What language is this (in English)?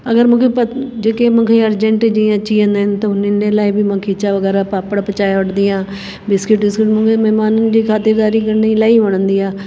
Sindhi